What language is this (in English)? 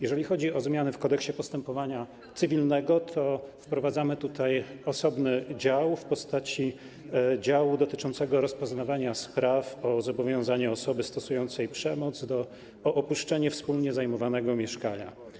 Polish